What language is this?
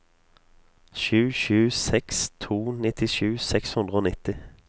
Norwegian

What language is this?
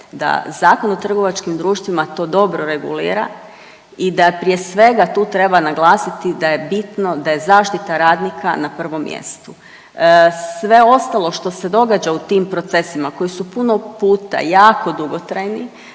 Croatian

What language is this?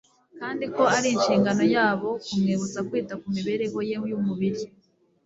Kinyarwanda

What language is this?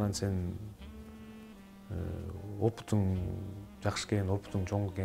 Turkish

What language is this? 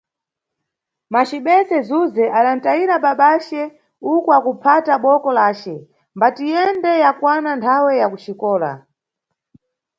Nyungwe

